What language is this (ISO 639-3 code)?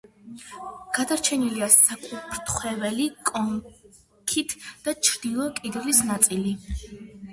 kat